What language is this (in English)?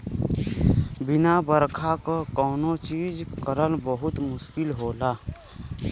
Bhojpuri